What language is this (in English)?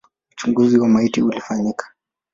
Swahili